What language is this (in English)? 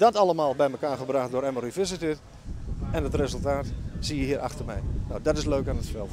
Dutch